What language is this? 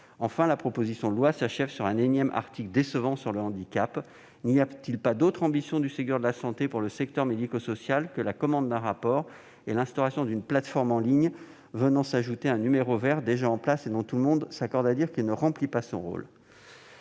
French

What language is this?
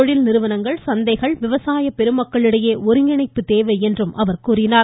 Tamil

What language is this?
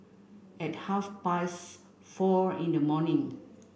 English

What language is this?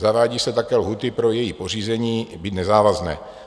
Czech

